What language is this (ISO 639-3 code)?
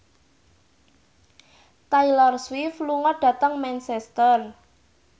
jav